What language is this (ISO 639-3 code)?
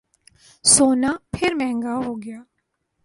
urd